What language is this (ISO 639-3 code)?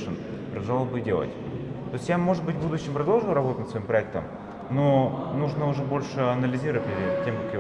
rus